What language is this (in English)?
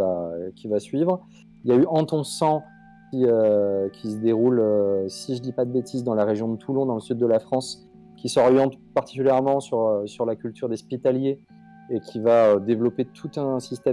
French